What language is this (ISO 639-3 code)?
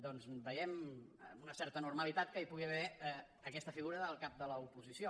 cat